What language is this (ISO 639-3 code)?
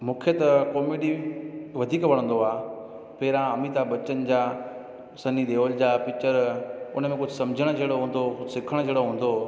snd